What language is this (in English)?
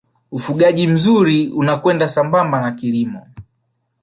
Swahili